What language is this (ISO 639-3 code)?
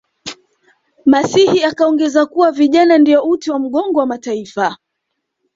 swa